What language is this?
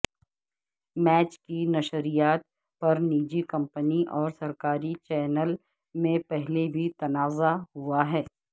Urdu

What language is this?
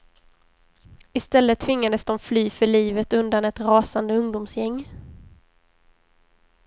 Swedish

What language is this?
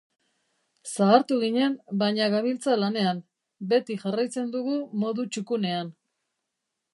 Basque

